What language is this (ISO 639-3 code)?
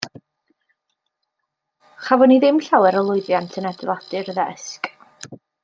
cym